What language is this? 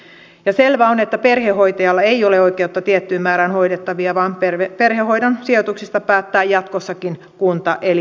Finnish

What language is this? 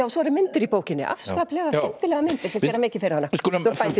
Icelandic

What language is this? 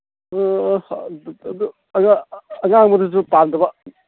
Manipuri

